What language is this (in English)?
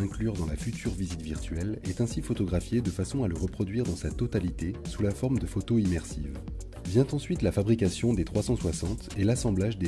French